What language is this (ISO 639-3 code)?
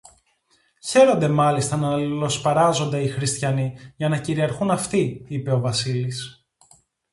ell